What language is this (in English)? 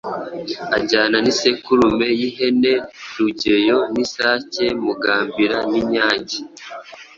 Kinyarwanda